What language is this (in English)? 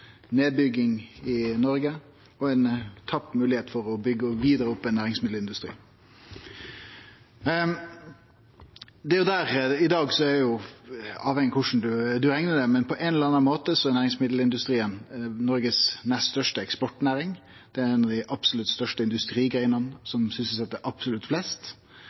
Norwegian Nynorsk